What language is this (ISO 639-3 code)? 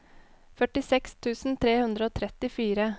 nor